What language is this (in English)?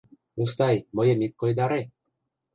Mari